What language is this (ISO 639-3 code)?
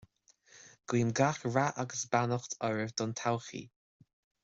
gle